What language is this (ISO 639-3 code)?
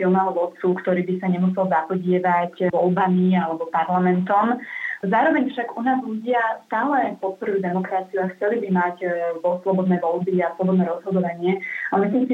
slk